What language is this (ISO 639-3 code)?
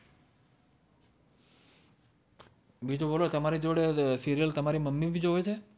guj